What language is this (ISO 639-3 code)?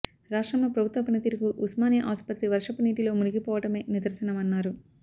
tel